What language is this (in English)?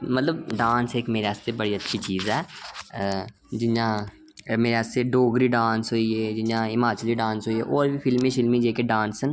Dogri